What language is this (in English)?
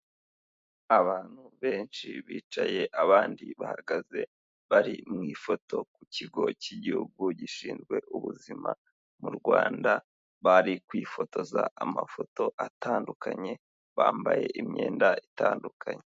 Kinyarwanda